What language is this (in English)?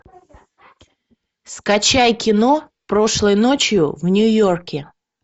Russian